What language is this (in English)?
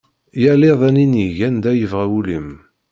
Kabyle